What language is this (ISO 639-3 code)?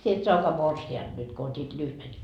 fin